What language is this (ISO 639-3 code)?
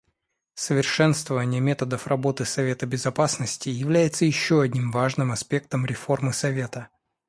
rus